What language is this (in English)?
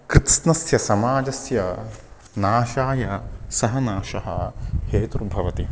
Sanskrit